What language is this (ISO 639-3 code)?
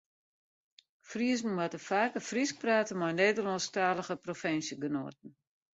fry